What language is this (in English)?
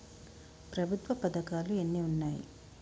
Telugu